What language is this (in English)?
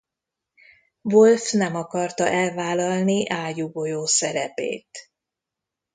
Hungarian